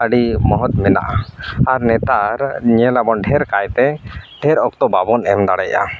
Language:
Santali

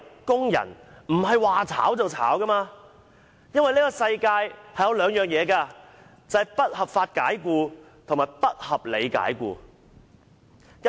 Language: Cantonese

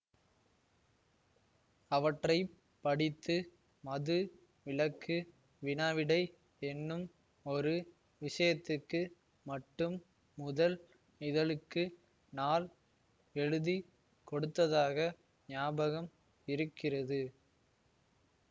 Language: Tamil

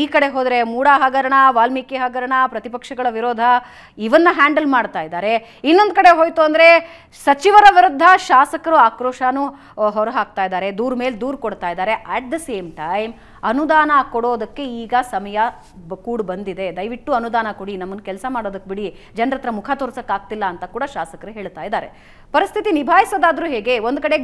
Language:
Kannada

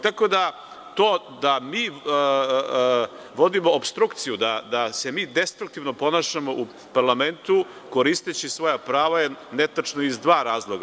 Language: Serbian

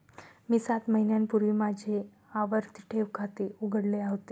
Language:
Marathi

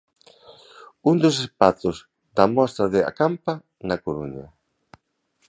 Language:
Galician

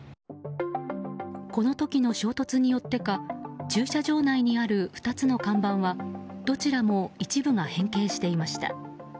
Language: Japanese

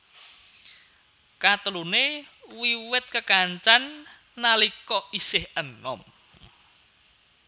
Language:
Javanese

